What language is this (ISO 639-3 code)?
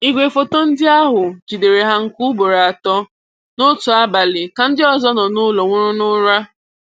ibo